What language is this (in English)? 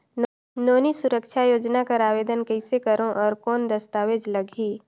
Chhattisgarhi